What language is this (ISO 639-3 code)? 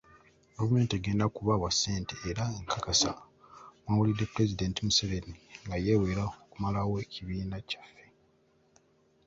lug